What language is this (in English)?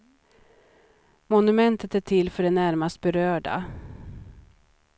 Swedish